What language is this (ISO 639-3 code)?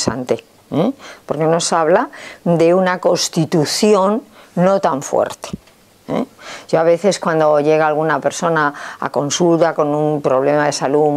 spa